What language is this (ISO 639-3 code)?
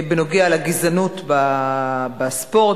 heb